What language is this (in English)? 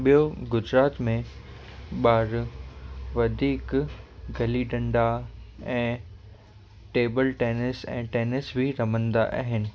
Sindhi